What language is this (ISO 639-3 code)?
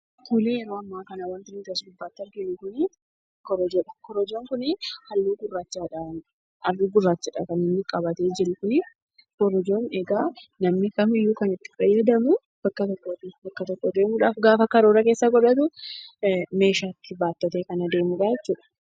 orm